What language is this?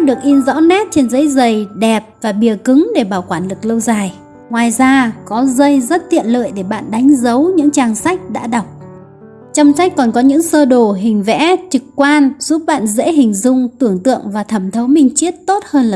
Vietnamese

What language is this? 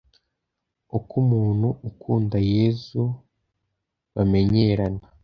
Kinyarwanda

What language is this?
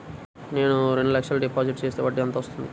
Telugu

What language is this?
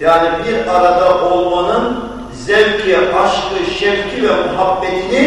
Turkish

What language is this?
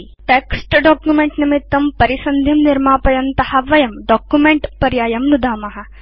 Sanskrit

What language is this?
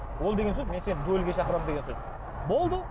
Kazakh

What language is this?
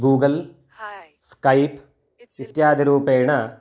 Sanskrit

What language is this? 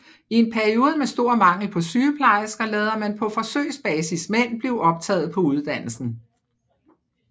Danish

